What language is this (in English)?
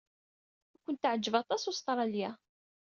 Kabyle